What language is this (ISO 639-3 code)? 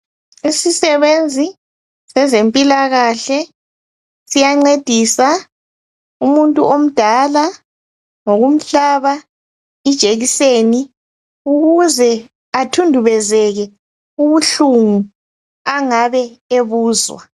nde